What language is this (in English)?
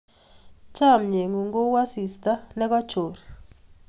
Kalenjin